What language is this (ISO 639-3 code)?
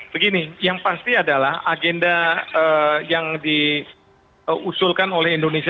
ind